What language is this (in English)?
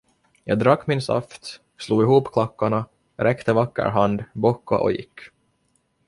Swedish